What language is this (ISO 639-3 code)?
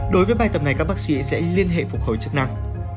vie